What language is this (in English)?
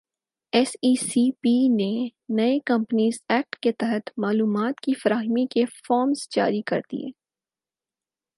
Urdu